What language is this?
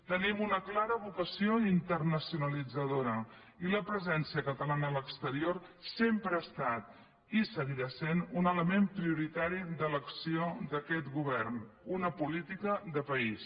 Catalan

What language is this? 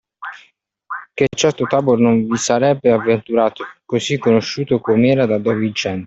Italian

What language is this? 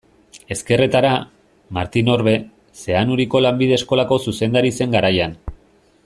Basque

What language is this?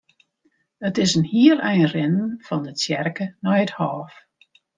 Western Frisian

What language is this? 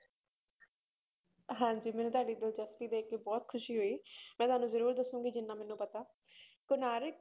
Punjabi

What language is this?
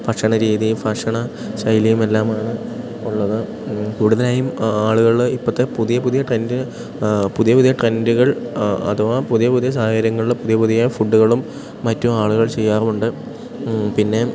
Malayalam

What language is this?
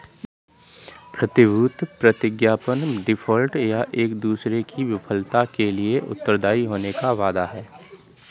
Hindi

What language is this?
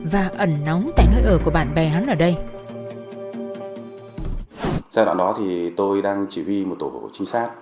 Vietnamese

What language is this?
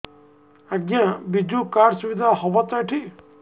Odia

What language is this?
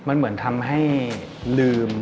Thai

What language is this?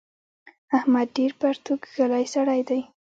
Pashto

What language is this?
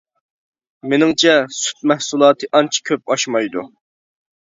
Uyghur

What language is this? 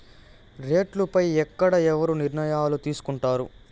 Telugu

